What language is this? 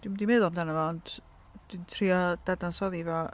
Welsh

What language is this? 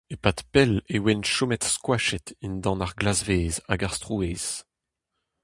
Breton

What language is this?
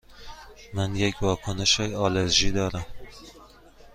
Persian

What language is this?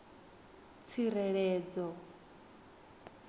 Venda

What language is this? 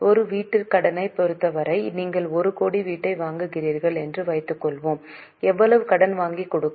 Tamil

